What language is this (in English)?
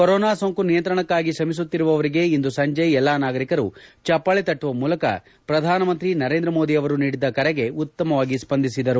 Kannada